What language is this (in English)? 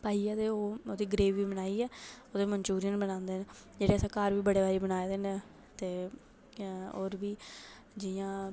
Dogri